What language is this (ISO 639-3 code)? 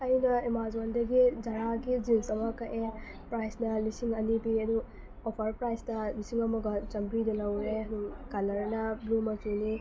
mni